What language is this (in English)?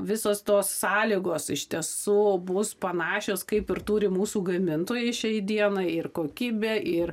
Lithuanian